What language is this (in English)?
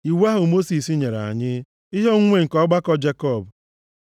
Igbo